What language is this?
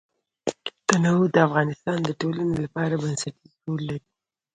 Pashto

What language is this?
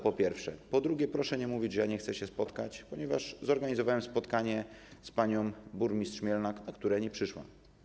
Polish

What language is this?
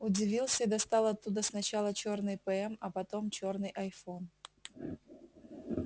Russian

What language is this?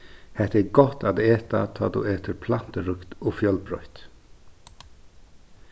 Faroese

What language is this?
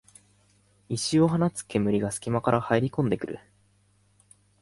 Japanese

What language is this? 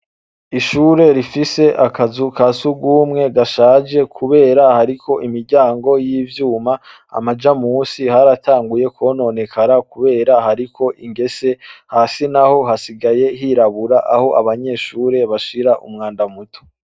Rundi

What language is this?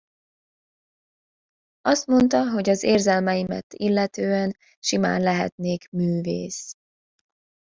Hungarian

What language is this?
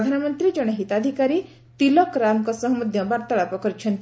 Odia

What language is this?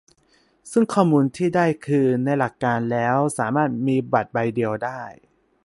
Thai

